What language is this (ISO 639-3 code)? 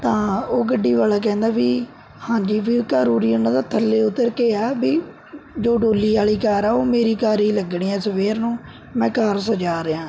pan